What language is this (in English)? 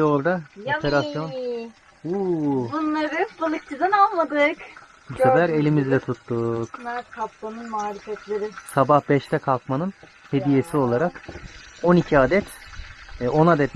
Turkish